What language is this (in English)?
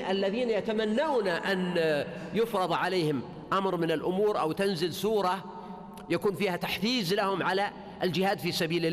Arabic